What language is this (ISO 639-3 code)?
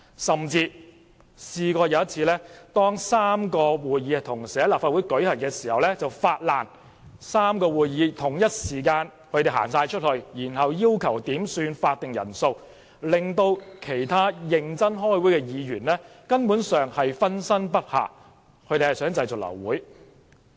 yue